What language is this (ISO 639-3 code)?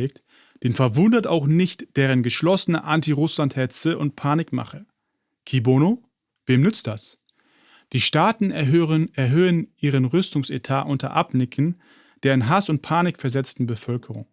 deu